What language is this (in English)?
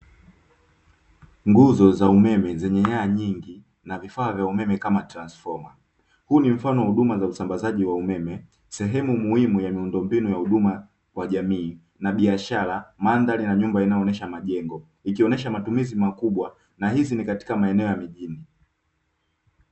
Swahili